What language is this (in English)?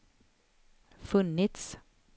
Swedish